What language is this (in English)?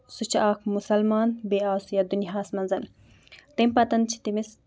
Kashmiri